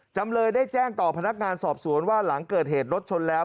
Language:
Thai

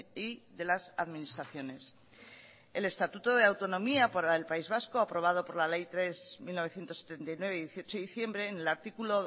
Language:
Spanish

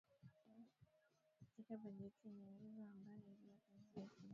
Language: Swahili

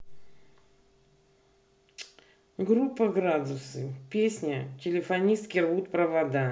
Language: Russian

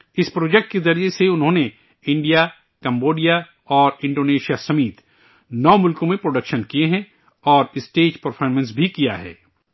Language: Urdu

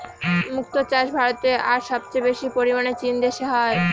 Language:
Bangla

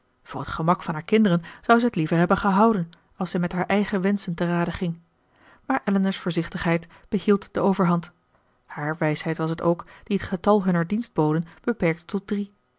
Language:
Dutch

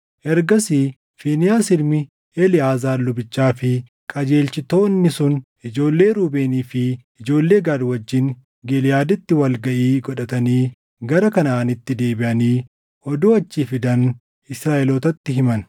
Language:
Oromo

